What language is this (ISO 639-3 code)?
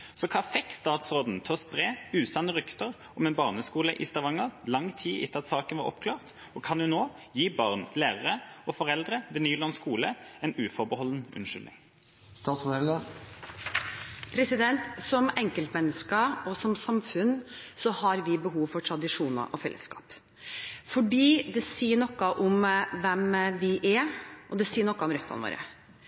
nob